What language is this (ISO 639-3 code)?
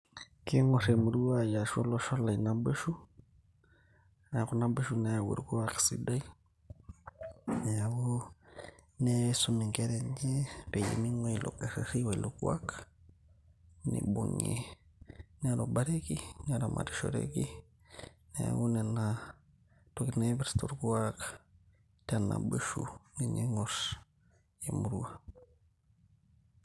mas